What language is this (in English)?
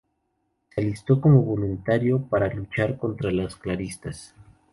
Spanish